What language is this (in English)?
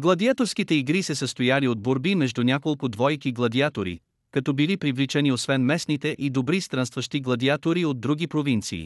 Bulgarian